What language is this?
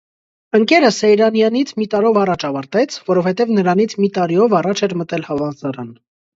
Armenian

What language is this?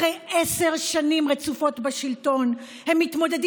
Hebrew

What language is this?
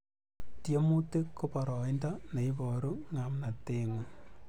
Kalenjin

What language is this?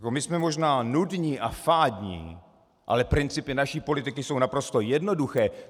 Czech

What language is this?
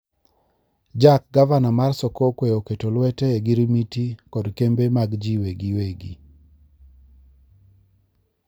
Luo (Kenya and Tanzania)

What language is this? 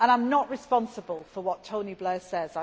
English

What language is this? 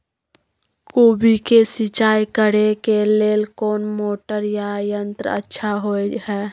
Maithili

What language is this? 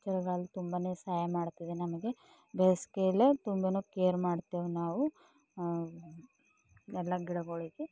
Kannada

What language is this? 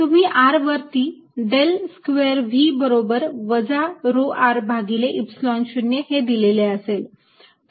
Marathi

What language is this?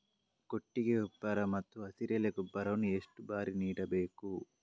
Kannada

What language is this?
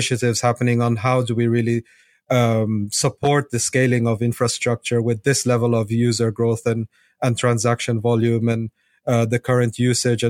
English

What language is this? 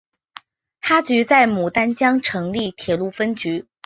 Chinese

